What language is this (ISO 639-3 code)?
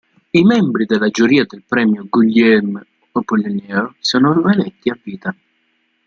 ita